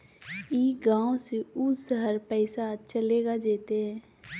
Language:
Magahi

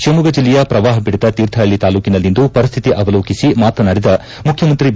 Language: Kannada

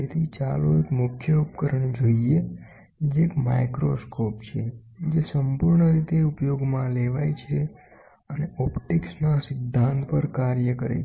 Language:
Gujarati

